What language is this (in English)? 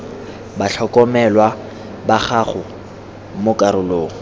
Tswana